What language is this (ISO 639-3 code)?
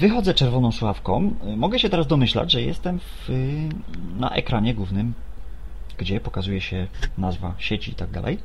pol